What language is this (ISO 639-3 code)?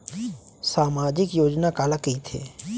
hne